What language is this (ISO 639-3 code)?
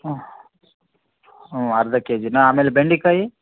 kan